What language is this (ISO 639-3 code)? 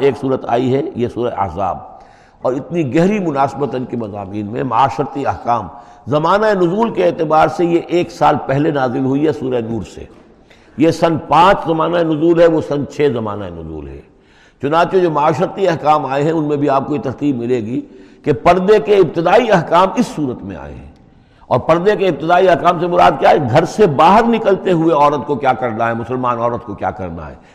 urd